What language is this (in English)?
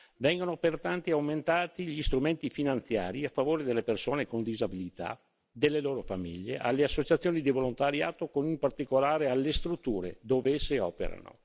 Italian